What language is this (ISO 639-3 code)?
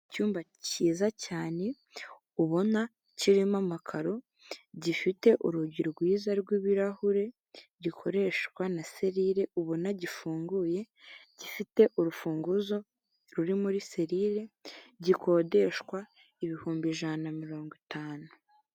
kin